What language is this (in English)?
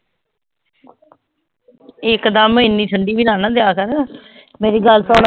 Punjabi